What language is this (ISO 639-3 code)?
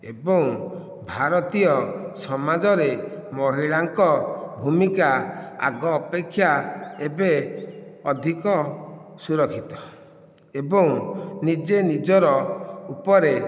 ori